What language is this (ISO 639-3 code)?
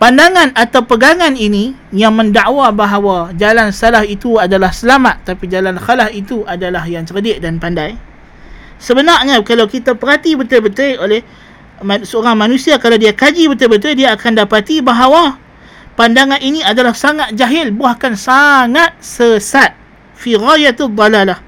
msa